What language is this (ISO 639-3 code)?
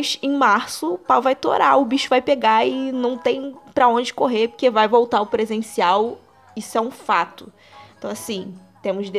por